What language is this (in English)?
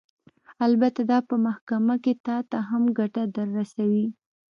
Pashto